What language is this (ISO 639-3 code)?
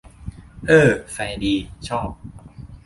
tha